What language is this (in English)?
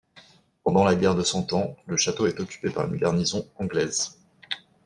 French